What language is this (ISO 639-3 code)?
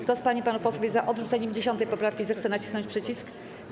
pol